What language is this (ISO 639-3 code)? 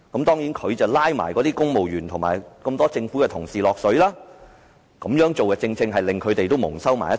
yue